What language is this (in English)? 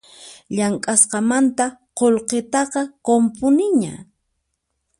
Puno Quechua